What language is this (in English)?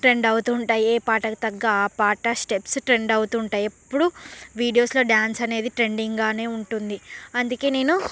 Telugu